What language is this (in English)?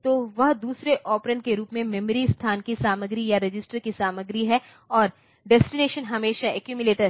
Hindi